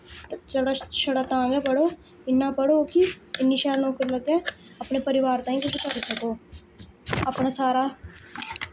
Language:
Dogri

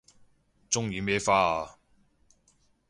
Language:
Cantonese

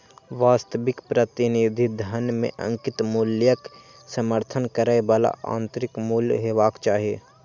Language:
Maithili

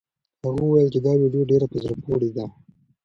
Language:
Pashto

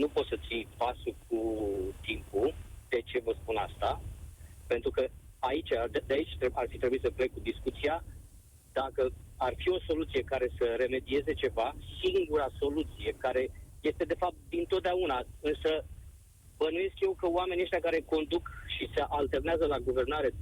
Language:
Romanian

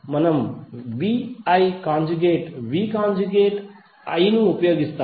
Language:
Telugu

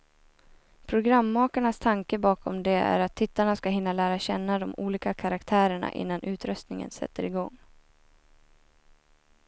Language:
Swedish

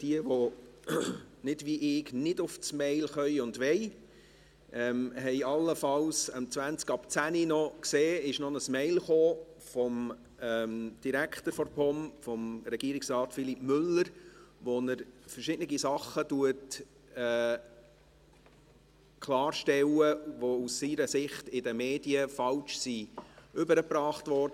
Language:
Swiss German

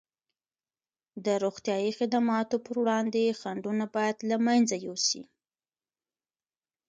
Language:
Pashto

